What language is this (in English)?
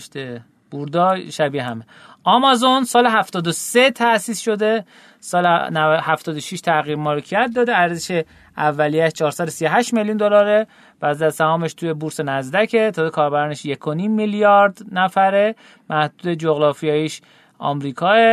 Persian